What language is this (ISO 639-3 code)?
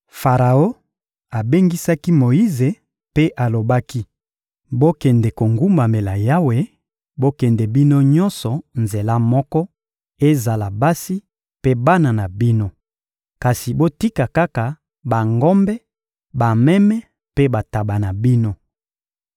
lin